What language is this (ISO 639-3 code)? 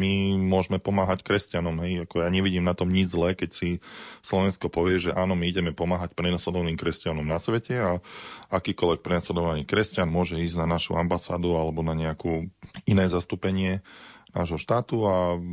slk